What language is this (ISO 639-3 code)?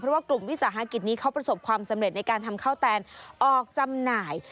tha